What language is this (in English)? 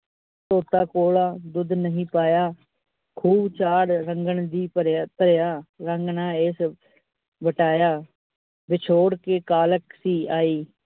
Punjabi